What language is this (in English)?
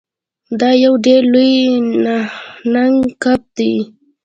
Pashto